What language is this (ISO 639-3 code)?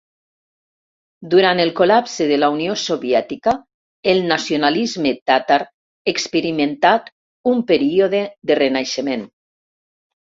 cat